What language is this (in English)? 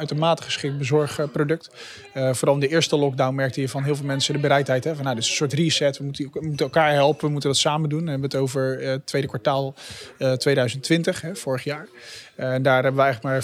Dutch